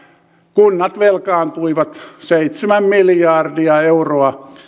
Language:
Finnish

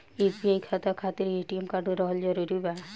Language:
Bhojpuri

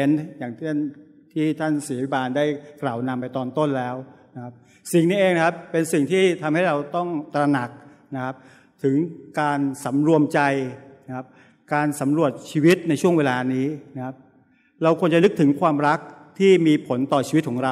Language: Thai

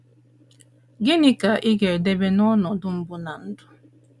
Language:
Igbo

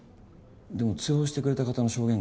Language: Japanese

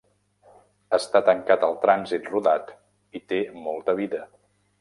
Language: Catalan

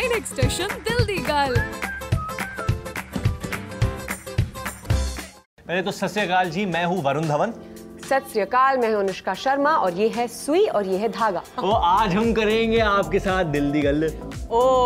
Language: Punjabi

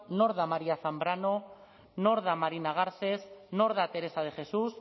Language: Basque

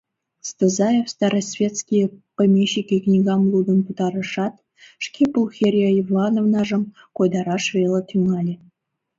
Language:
Mari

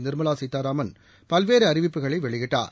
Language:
Tamil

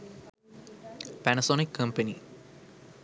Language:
Sinhala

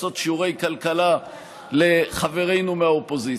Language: Hebrew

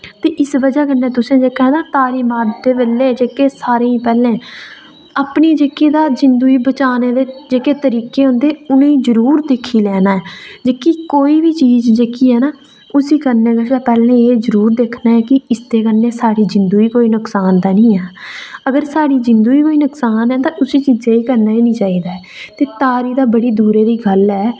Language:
Dogri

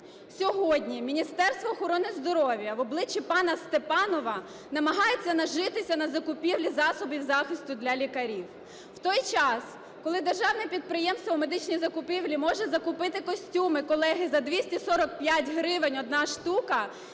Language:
Ukrainian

